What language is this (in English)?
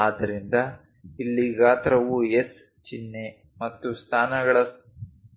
Kannada